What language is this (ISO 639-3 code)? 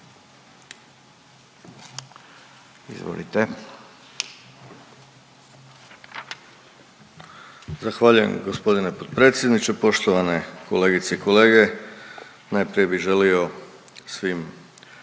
hrv